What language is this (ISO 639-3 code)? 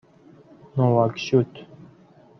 fas